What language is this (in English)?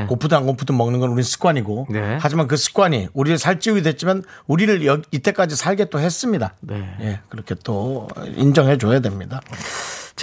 Korean